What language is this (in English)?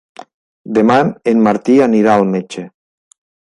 Catalan